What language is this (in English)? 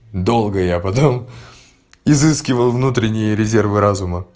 Russian